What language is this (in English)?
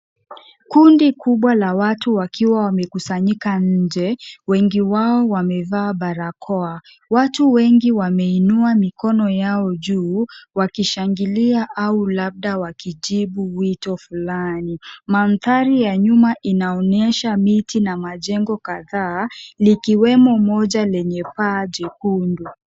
Swahili